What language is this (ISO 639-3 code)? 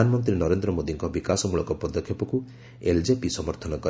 ori